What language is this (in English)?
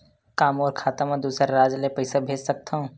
Chhattisgarhi